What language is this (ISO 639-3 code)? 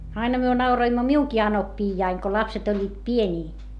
fin